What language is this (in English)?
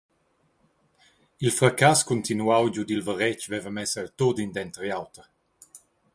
Romansh